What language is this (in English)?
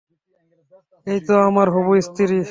Bangla